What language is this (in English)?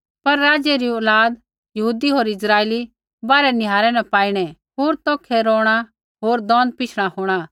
Kullu Pahari